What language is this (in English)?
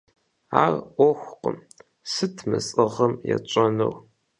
Kabardian